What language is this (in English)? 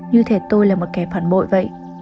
Vietnamese